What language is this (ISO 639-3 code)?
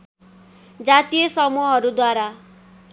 nep